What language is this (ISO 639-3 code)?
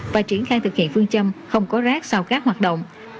vie